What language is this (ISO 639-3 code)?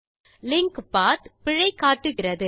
tam